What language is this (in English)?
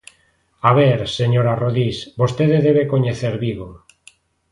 Galician